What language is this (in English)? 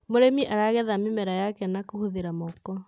Kikuyu